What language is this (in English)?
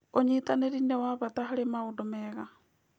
Kikuyu